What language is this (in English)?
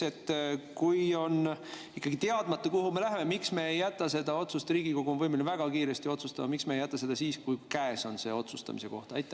Estonian